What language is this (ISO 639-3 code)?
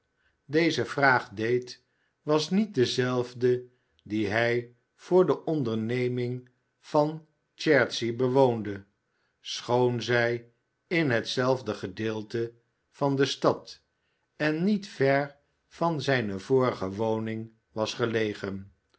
nld